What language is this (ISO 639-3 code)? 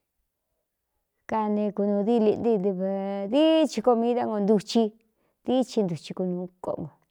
xtu